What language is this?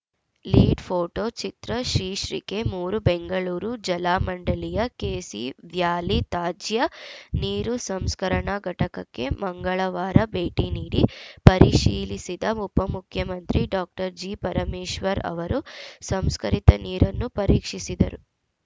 Kannada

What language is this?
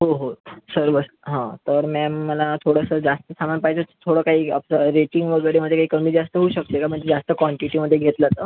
Marathi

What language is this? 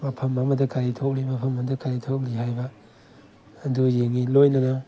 Manipuri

